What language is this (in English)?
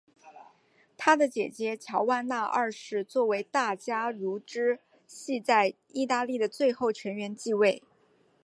Chinese